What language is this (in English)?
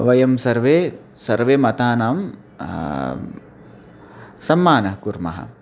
Sanskrit